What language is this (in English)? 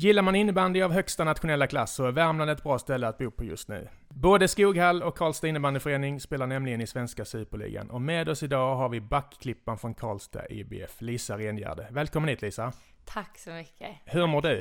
Swedish